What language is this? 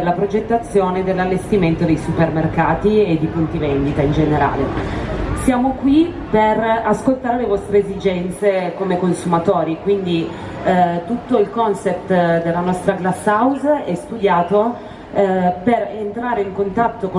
Italian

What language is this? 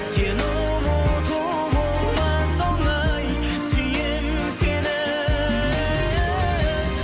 Kazakh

